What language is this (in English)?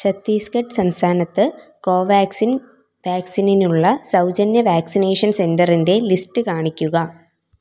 Malayalam